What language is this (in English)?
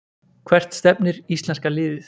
Icelandic